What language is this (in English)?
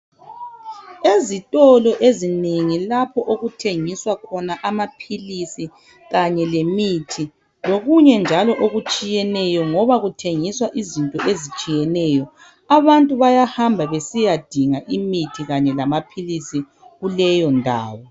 North Ndebele